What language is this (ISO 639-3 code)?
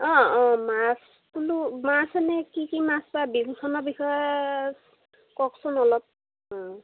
asm